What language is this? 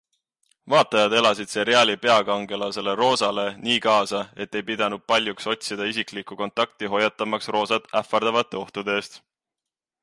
Estonian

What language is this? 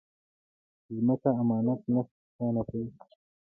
Pashto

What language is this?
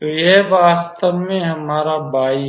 Hindi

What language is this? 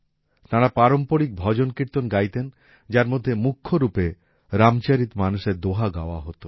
Bangla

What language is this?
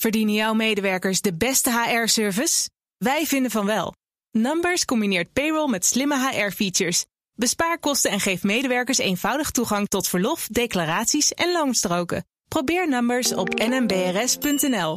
Dutch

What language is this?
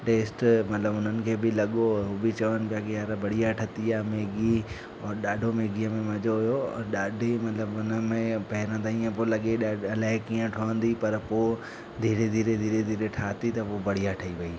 Sindhi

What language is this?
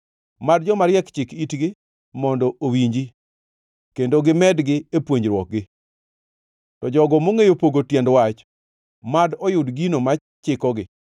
Luo (Kenya and Tanzania)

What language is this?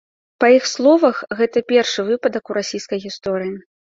Belarusian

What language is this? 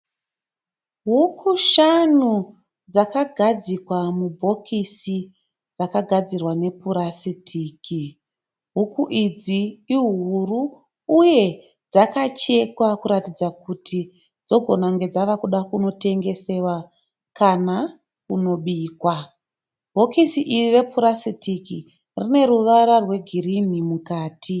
Shona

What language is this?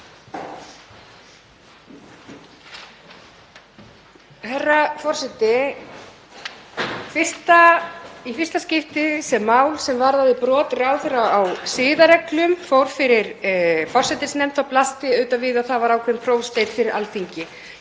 Icelandic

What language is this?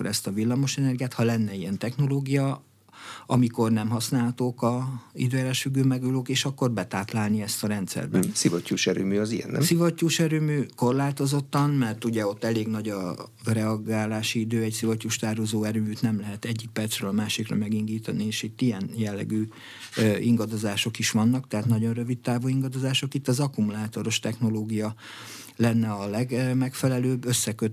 Hungarian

